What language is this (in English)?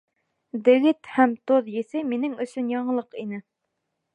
Bashkir